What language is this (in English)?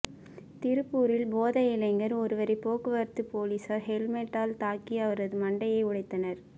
Tamil